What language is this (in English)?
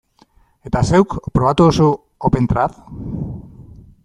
Basque